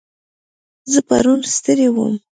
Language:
Pashto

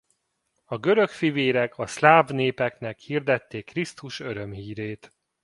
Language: Hungarian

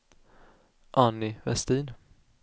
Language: Swedish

